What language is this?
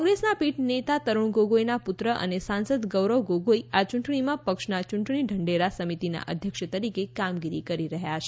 Gujarati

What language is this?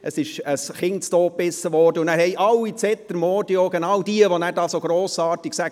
Swiss German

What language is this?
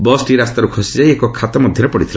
Odia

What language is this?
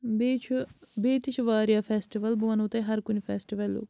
Kashmiri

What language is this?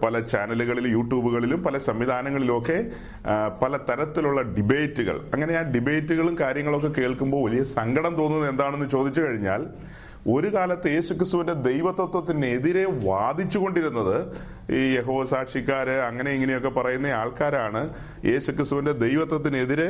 Malayalam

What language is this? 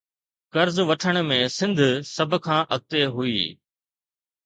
Sindhi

